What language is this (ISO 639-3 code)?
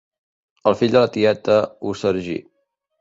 cat